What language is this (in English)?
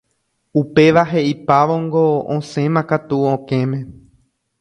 Guarani